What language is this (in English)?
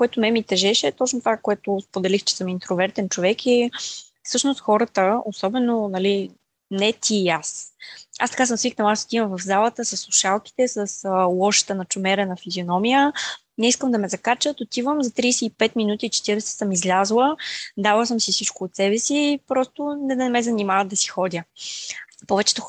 Bulgarian